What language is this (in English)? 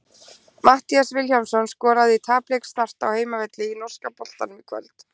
Icelandic